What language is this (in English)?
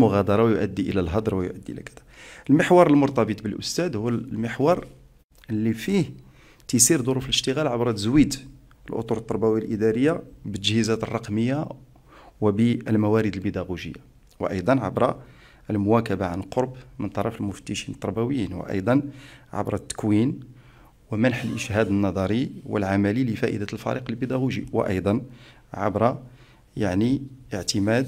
Arabic